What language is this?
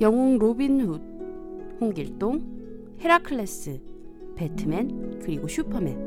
Korean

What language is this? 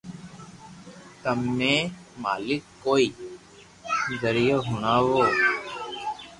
Loarki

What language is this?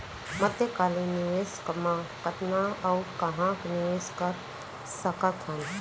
Chhattisgarhi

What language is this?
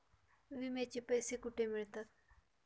Marathi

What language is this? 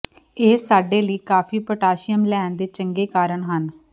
Punjabi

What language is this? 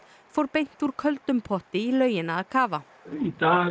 Icelandic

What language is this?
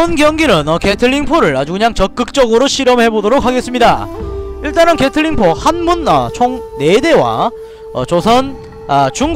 Korean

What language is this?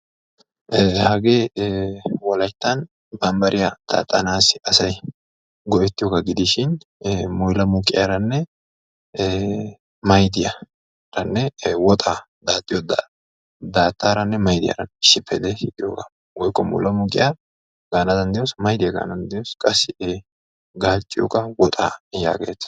Wolaytta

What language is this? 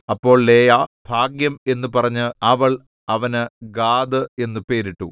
Malayalam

